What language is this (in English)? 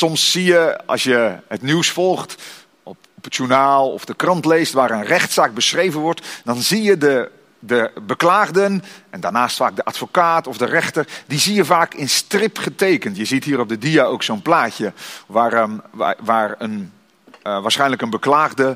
Dutch